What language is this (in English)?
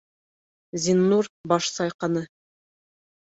Bashkir